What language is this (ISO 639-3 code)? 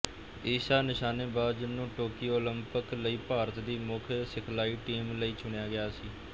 pan